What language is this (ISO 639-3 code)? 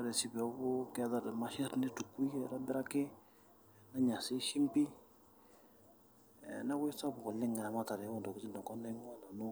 mas